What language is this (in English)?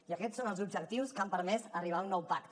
Catalan